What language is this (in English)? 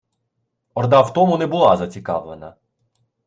Ukrainian